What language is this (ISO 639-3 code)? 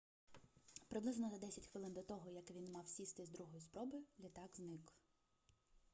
ukr